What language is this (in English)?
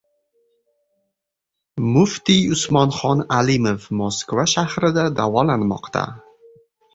Uzbek